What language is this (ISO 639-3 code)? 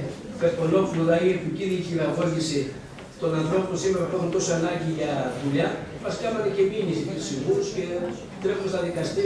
ell